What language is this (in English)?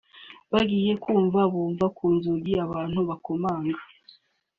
Kinyarwanda